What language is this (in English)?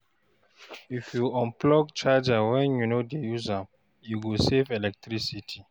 Nigerian Pidgin